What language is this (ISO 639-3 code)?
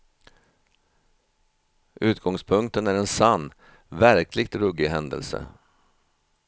swe